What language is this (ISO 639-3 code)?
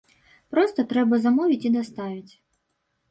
bel